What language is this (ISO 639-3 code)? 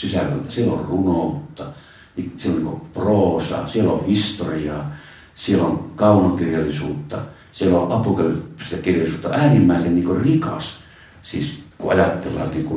fin